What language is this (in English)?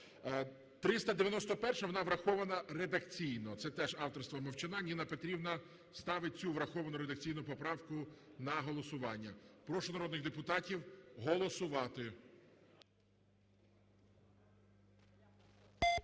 Ukrainian